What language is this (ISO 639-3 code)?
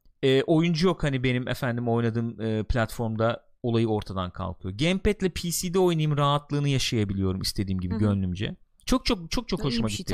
tur